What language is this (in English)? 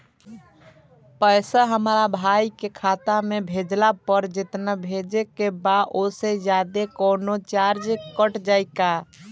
Bhojpuri